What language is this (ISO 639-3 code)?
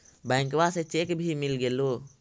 mag